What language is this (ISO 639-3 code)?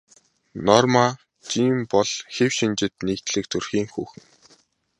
mon